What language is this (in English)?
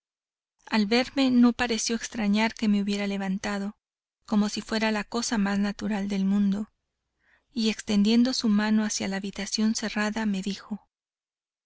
Spanish